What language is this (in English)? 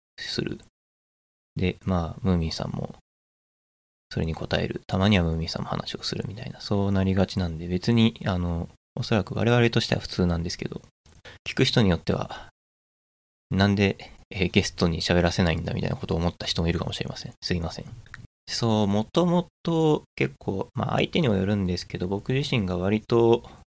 Japanese